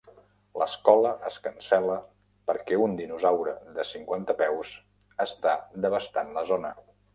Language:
Catalan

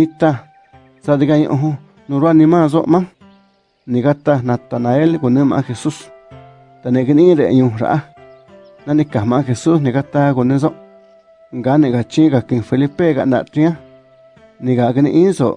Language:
Spanish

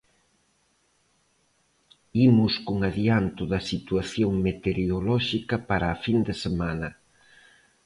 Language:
Galician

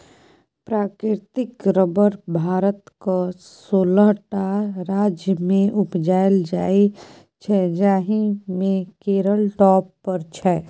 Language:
Maithili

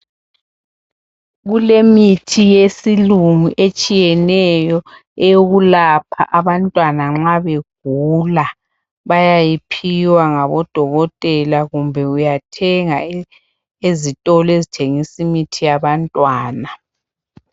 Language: North Ndebele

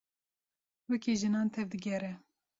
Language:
Kurdish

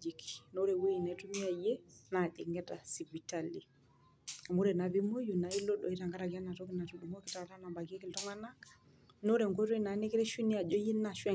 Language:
Masai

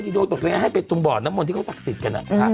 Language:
Thai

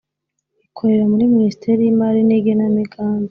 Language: Kinyarwanda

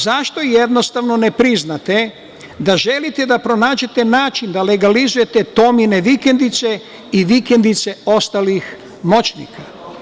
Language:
Serbian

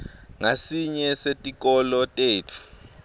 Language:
Swati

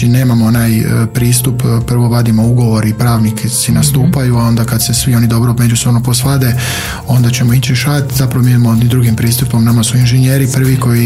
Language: Croatian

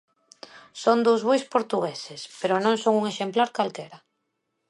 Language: Galician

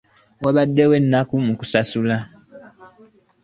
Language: Ganda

